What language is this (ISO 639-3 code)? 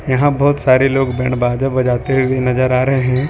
hin